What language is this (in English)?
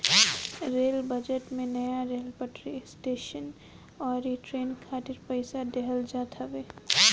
Bhojpuri